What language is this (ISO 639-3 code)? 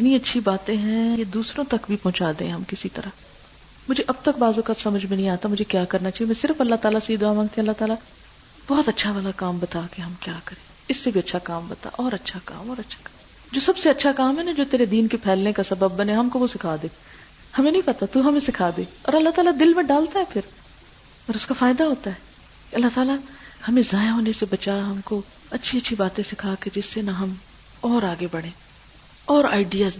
urd